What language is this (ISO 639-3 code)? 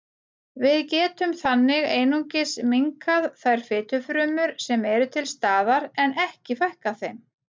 isl